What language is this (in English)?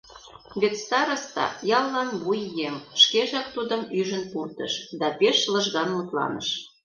Mari